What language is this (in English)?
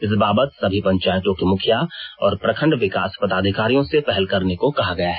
Hindi